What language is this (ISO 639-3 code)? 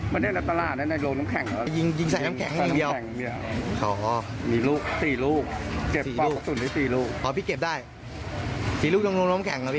tha